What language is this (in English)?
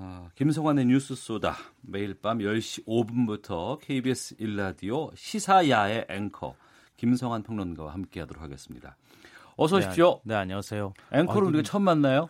Korean